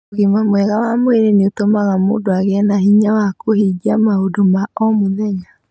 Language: Kikuyu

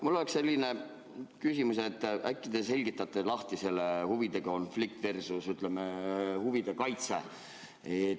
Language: Estonian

